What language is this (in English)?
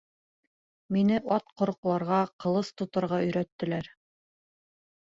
Bashkir